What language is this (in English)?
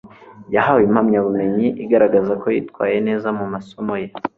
Kinyarwanda